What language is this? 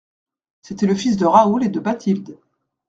French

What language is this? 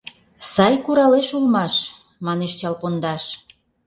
Mari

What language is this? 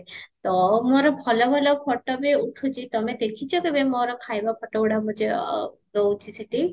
Odia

